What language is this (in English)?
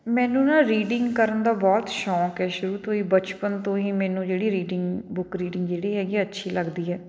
Punjabi